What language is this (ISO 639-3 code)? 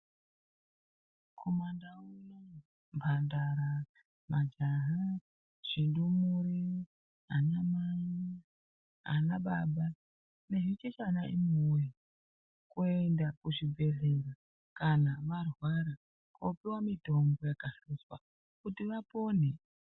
ndc